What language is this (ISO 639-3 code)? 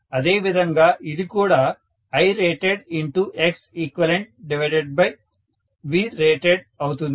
tel